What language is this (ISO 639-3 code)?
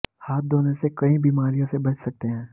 hin